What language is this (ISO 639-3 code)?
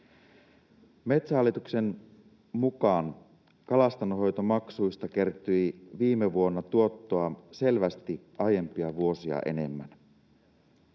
fin